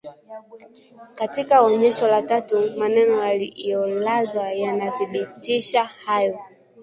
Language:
Swahili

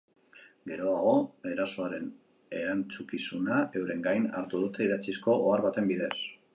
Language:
Basque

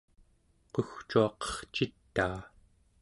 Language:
Central Yupik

